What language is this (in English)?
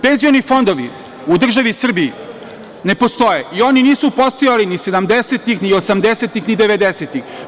Serbian